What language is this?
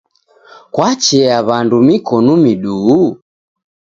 Taita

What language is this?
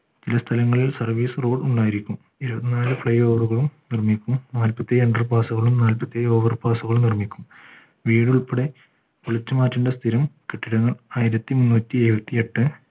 Malayalam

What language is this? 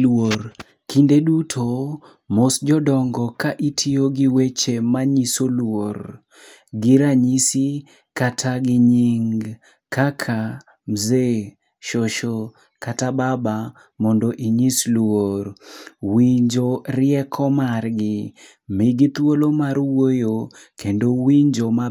Luo (Kenya and Tanzania)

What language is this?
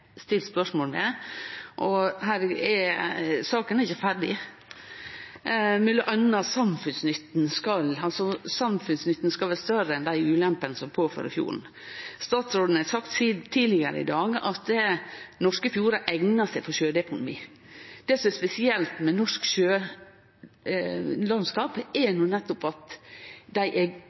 Norwegian Nynorsk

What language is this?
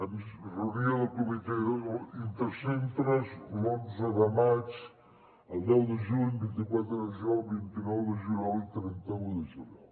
Catalan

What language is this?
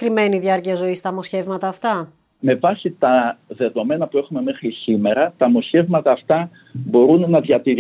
Greek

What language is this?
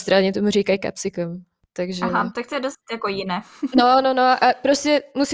Czech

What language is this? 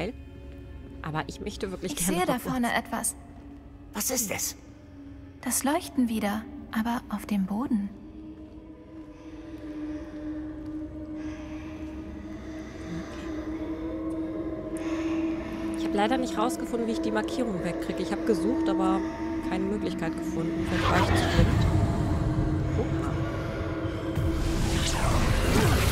German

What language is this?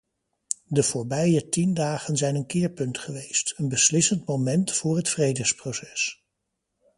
Dutch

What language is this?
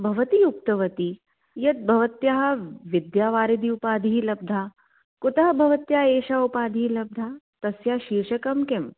Sanskrit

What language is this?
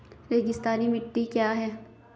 Hindi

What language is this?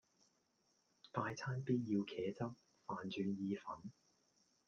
Cantonese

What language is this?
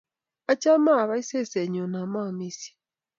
Kalenjin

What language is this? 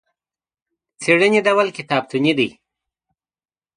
Pashto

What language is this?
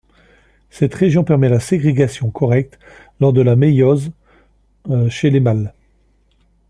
French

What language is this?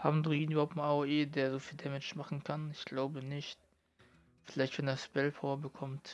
German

